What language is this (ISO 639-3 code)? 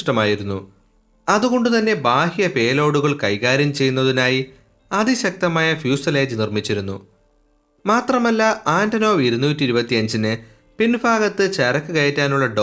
mal